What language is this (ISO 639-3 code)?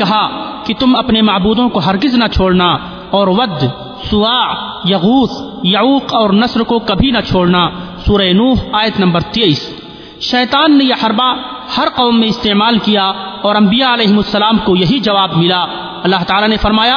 urd